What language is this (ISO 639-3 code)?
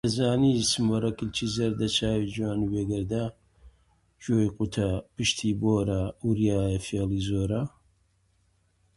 ckb